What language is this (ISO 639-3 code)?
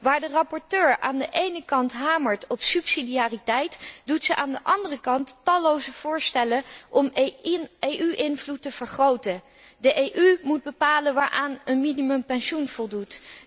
nld